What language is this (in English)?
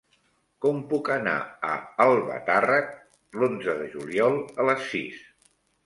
Catalan